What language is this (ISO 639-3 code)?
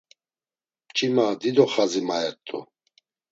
lzz